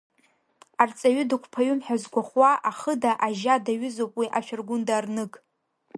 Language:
Abkhazian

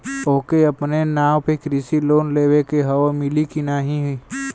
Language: Bhojpuri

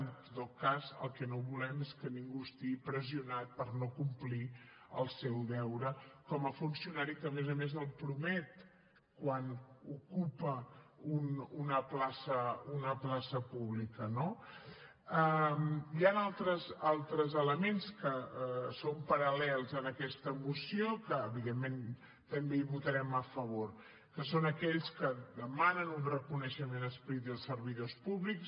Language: Catalan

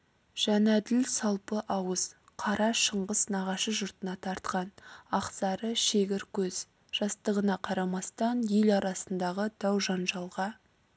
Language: Kazakh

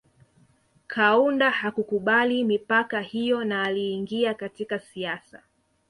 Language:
Swahili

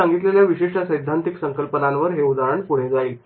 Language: Marathi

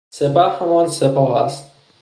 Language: Persian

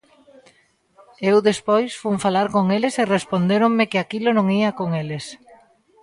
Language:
Galician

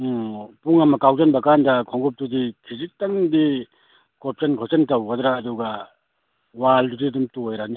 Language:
Manipuri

